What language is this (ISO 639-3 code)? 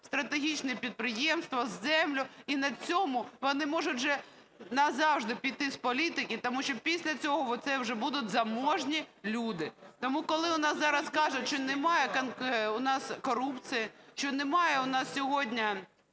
ukr